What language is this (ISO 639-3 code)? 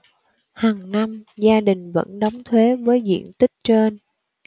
vie